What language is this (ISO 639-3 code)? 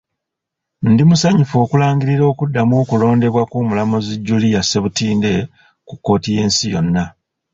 lug